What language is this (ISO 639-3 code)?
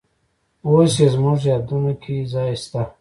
pus